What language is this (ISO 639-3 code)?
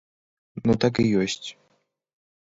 bel